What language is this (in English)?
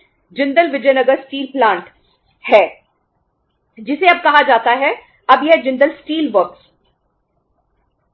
Hindi